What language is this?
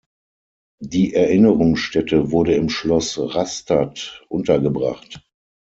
German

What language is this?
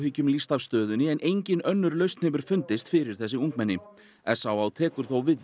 Icelandic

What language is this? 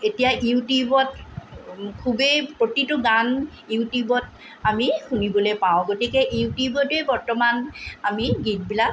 Assamese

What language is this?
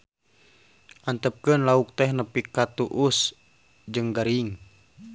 Sundanese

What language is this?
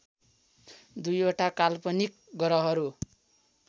Nepali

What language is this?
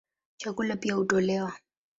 Swahili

